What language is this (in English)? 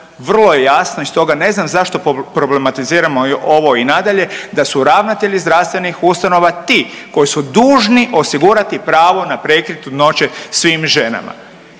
Croatian